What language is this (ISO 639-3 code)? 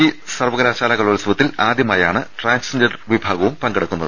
mal